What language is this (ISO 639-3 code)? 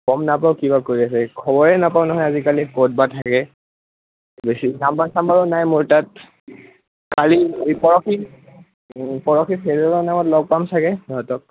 asm